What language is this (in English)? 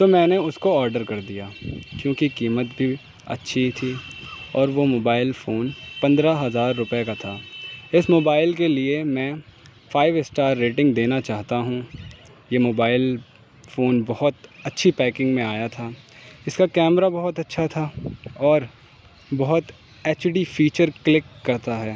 Urdu